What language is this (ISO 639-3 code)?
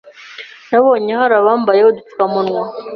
kin